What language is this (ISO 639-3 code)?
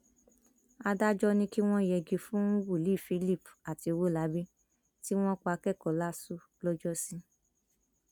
yor